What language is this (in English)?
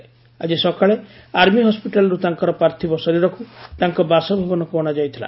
Odia